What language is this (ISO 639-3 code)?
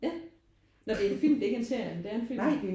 dan